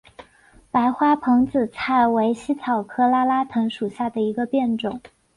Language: Chinese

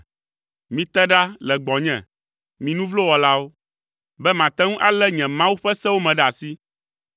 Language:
Ewe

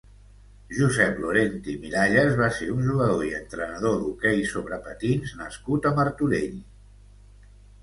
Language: Catalan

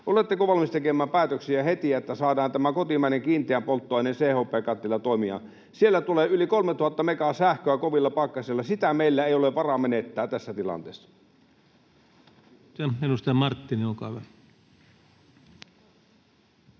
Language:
Finnish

